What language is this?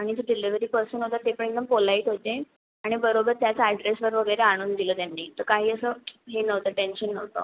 Marathi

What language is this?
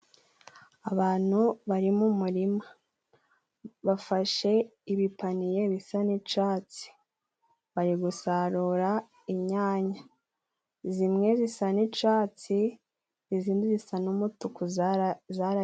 Kinyarwanda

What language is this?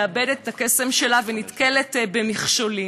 Hebrew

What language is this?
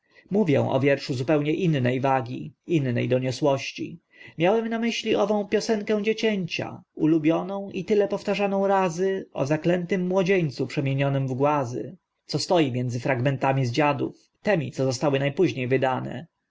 Polish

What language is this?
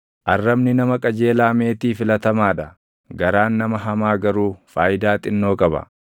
Oromo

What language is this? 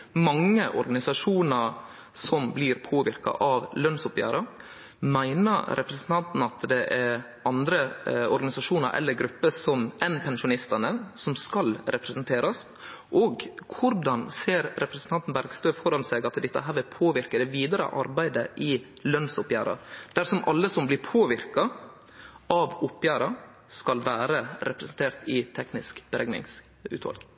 Norwegian Nynorsk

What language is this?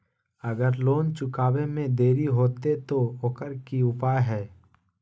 Magahi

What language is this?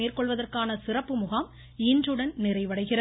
Tamil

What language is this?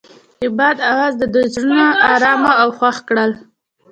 Pashto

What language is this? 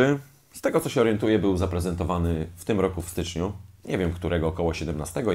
Polish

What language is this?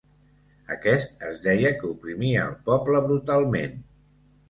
Catalan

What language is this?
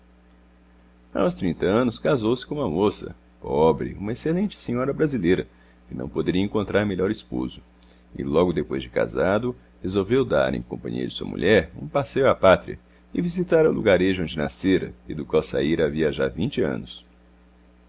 Portuguese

